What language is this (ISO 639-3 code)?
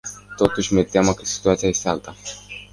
ron